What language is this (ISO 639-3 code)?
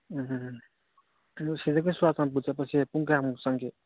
mni